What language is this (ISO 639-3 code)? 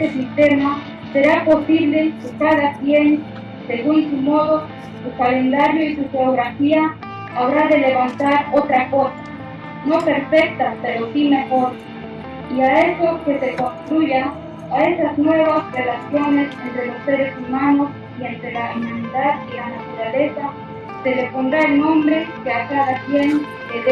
spa